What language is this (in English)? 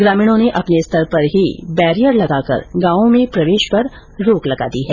Hindi